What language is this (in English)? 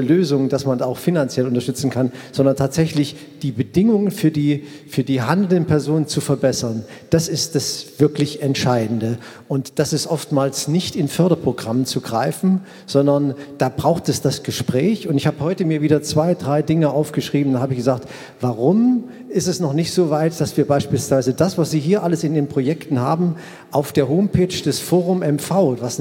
German